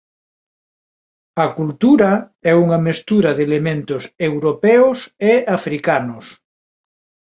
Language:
Galician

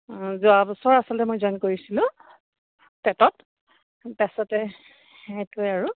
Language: Assamese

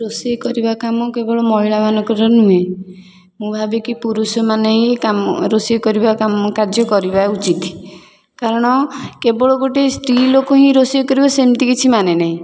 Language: Odia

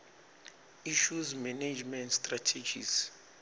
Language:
Swati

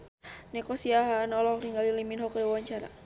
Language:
Sundanese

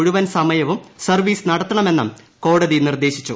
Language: Malayalam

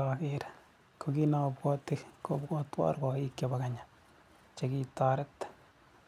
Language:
Kalenjin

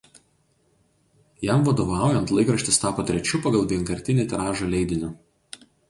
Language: Lithuanian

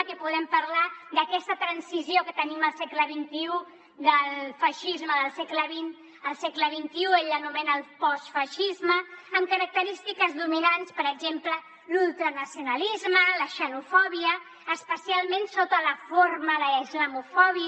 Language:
Catalan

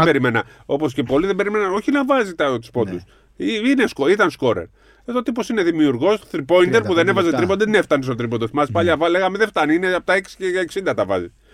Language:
Greek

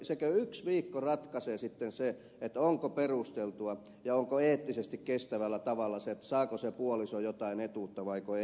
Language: Finnish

